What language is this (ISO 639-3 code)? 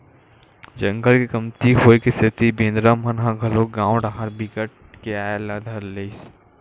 hne